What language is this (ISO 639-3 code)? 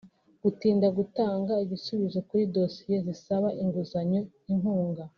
kin